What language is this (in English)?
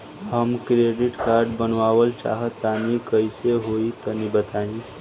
Bhojpuri